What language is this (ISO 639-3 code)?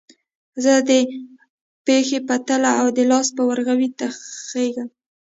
pus